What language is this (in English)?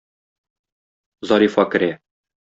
Tatar